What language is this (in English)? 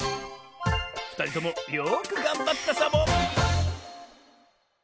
Japanese